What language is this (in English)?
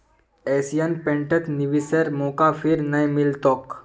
Magahi